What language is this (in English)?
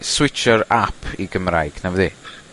Welsh